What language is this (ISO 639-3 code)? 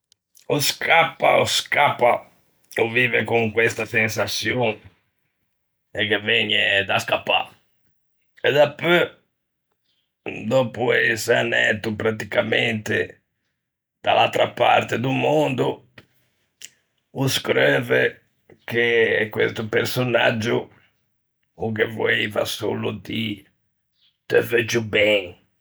lij